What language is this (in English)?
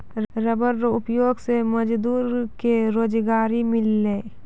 Maithili